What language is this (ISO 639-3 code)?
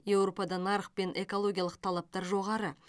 kaz